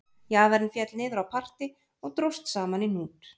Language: Icelandic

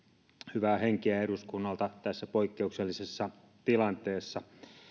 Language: Finnish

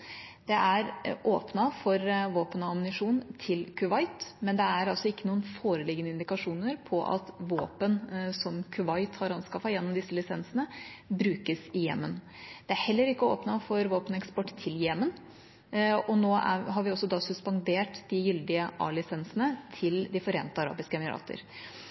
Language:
Norwegian Bokmål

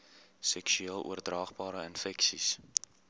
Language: Afrikaans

